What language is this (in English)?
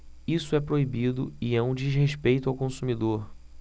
Portuguese